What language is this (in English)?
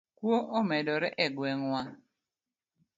Luo (Kenya and Tanzania)